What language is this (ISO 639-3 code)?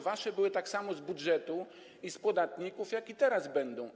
pol